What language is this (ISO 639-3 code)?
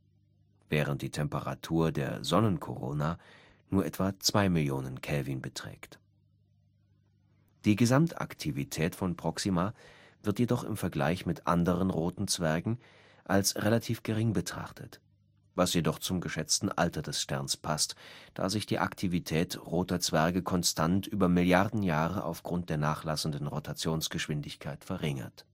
deu